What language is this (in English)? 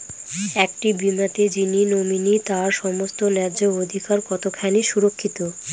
Bangla